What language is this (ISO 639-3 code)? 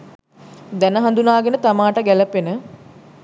sin